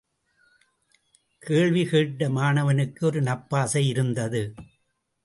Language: Tamil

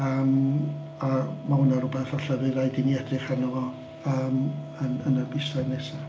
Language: Welsh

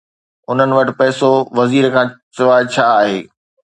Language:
Sindhi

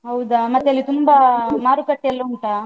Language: Kannada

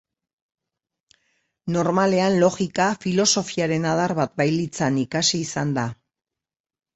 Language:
Basque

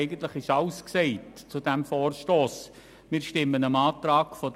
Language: Swiss German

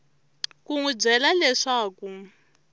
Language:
Tsonga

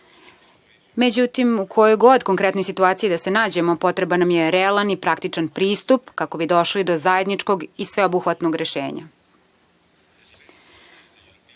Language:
Serbian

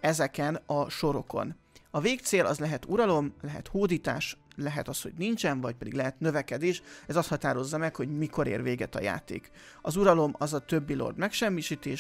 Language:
Hungarian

